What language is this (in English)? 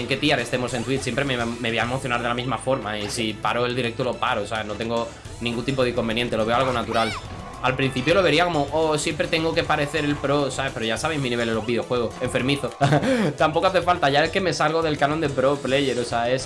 Spanish